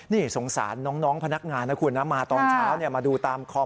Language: Thai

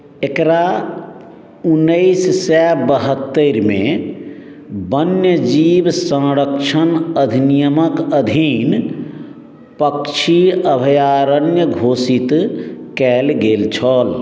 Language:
Maithili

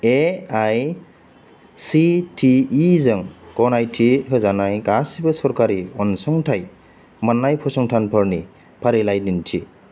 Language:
Bodo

